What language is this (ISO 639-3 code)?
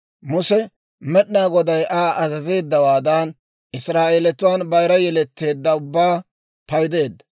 dwr